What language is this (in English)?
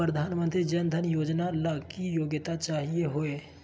Magahi